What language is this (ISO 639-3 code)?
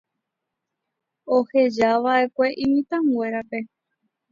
grn